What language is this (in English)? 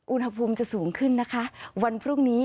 Thai